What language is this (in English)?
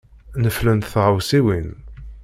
Kabyle